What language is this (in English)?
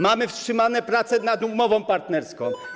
Polish